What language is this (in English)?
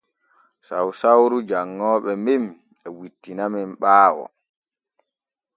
Borgu Fulfulde